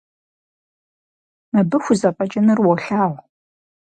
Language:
Kabardian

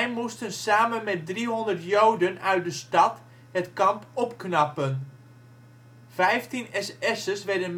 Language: Dutch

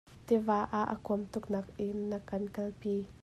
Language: Hakha Chin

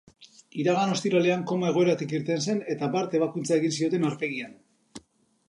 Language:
Basque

